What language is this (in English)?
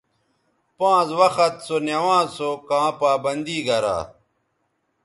Bateri